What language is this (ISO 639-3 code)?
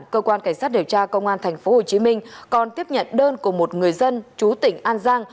vie